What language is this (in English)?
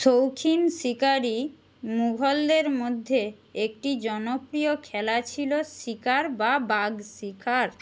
Bangla